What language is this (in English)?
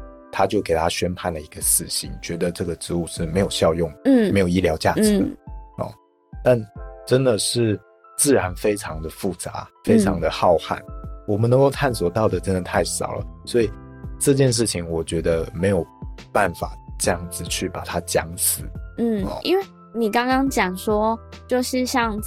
Chinese